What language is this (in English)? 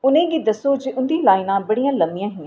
Dogri